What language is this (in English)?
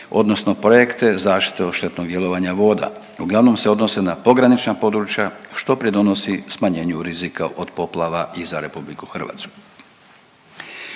Croatian